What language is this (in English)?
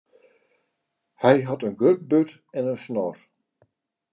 Western Frisian